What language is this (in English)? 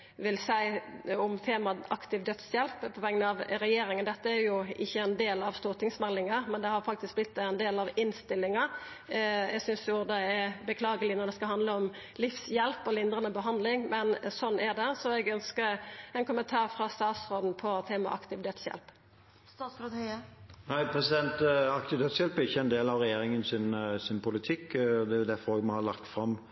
Norwegian Nynorsk